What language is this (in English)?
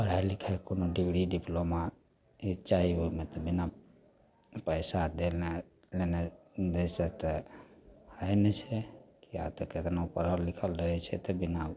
Maithili